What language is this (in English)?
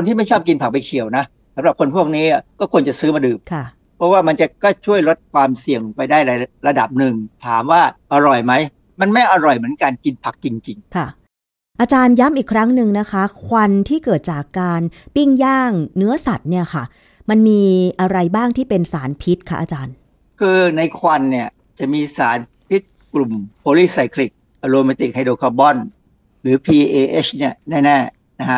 Thai